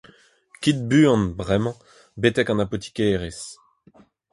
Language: Breton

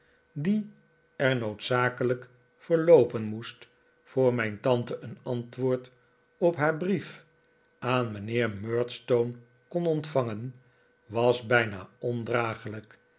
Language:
Dutch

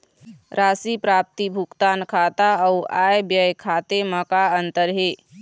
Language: Chhattisgarhi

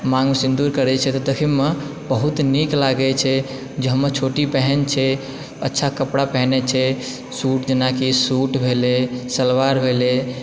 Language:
Maithili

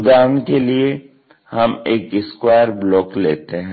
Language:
Hindi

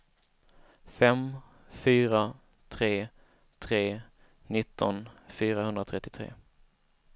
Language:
Swedish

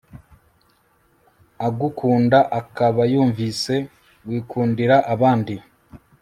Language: Kinyarwanda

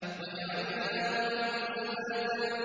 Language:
Arabic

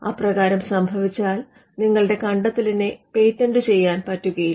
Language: Malayalam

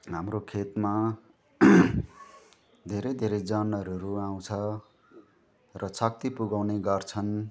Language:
Nepali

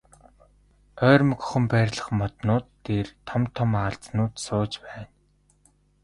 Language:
Mongolian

